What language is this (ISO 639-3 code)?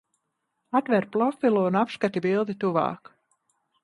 lav